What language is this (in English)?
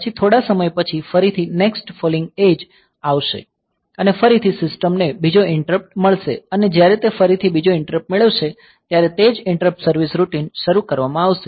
Gujarati